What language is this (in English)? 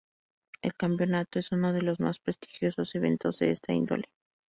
Spanish